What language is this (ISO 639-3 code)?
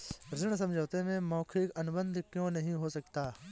hin